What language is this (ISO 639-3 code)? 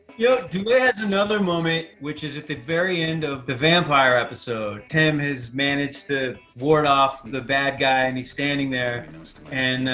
eng